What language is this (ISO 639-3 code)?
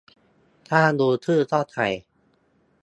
tha